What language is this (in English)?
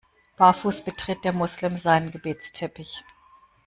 German